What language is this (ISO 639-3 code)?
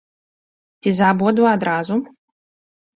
bel